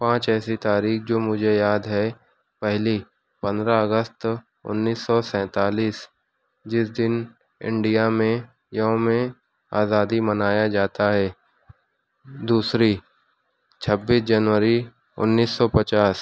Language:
Urdu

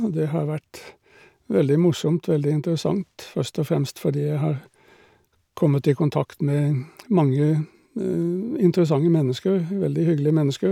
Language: Norwegian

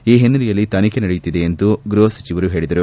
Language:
Kannada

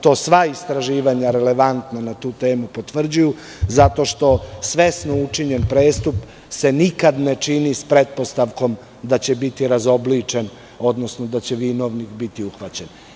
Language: Serbian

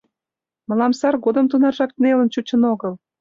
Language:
Mari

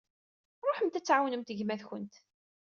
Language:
Kabyle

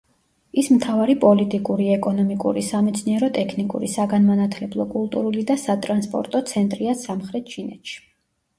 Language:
Georgian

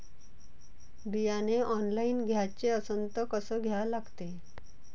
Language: Marathi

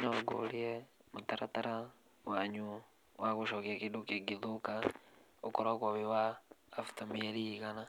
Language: Kikuyu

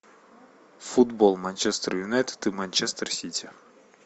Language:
Russian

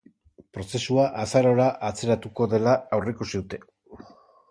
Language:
Basque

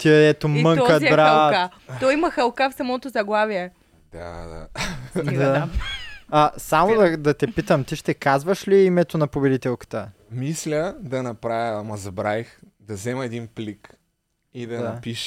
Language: Bulgarian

